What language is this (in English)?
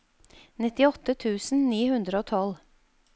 Norwegian